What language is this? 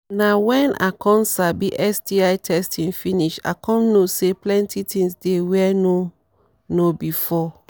Nigerian Pidgin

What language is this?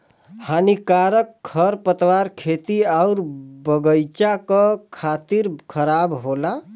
Bhojpuri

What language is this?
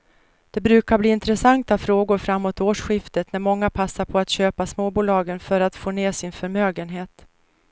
Swedish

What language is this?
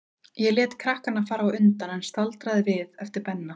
Icelandic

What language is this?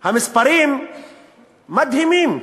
Hebrew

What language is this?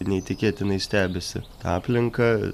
Lithuanian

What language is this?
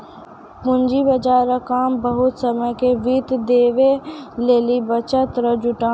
Maithili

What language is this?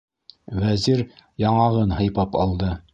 Bashkir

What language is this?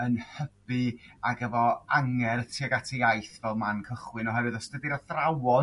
Welsh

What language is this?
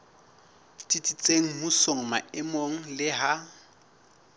Southern Sotho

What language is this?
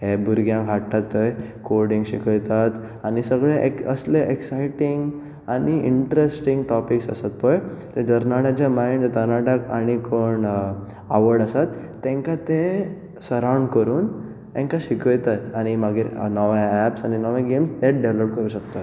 Konkani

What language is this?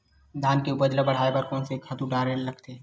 Chhattisgarhi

